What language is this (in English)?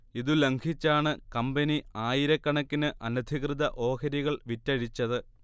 Malayalam